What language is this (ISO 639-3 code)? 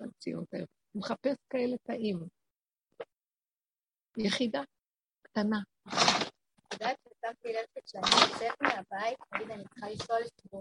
heb